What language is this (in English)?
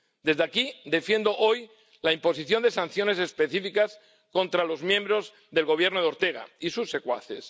Spanish